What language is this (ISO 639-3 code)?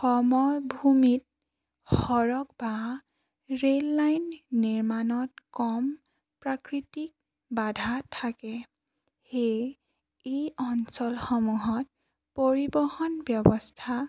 asm